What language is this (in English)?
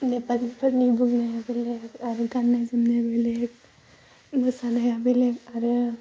Bodo